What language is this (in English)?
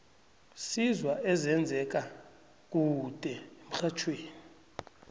South Ndebele